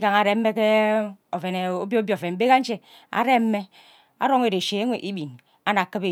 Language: Ubaghara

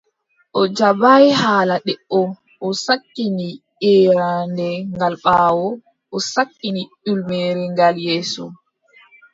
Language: Adamawa Fulfulde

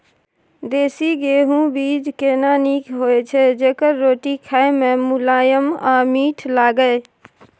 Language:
Maithili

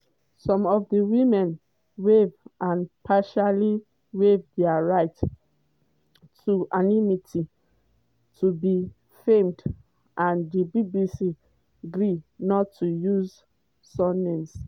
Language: Nigerian Pidgin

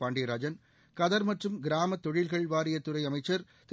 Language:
Tamil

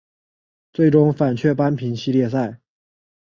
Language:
Chinese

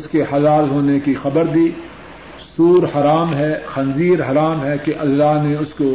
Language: Urdu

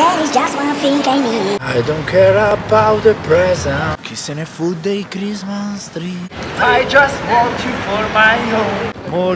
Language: Italian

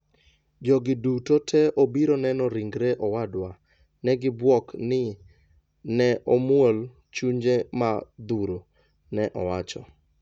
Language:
Luo (Kenya and Tanzania)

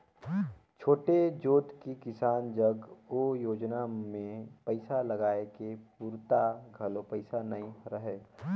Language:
Chhattisgarhi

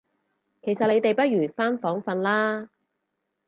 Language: Cantonese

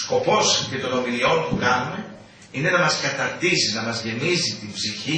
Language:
Greek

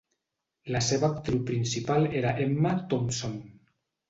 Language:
Catalan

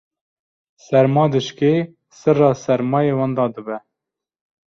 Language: Kurdish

